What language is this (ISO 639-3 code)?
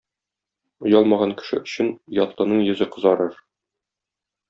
tat